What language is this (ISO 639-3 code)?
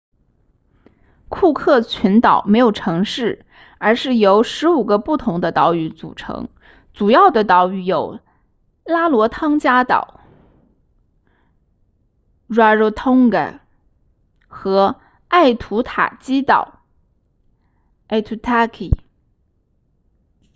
zho